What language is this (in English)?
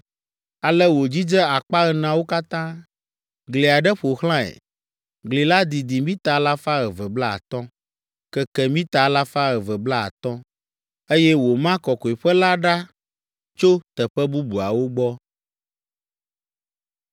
Ewe